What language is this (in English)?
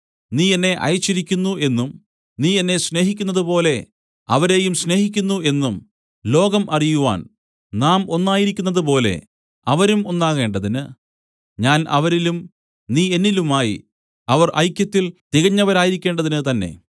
Malayalam